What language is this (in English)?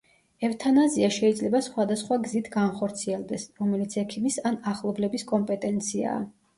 Georgian